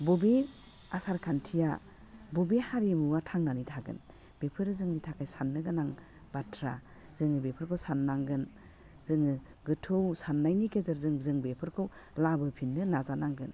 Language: Bodo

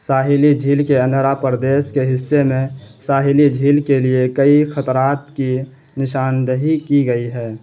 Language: Urdu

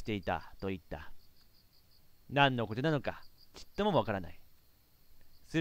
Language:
Japanese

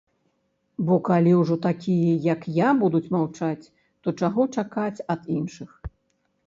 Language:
Belarusian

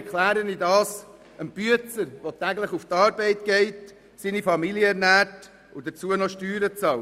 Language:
Swiss German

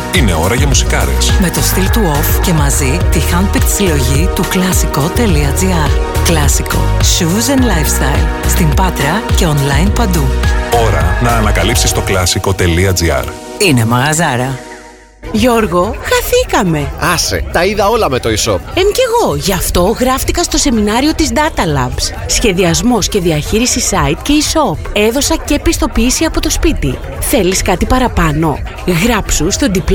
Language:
Greek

